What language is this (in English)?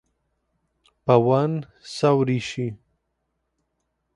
Romanian